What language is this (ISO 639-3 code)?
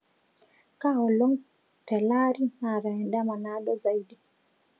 mas